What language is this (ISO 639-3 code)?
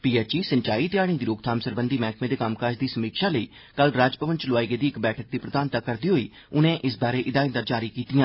doi